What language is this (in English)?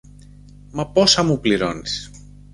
Greek